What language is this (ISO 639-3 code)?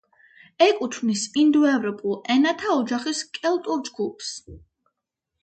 kat